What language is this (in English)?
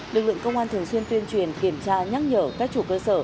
Vietnamese